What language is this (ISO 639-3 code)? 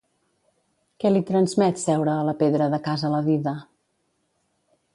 cat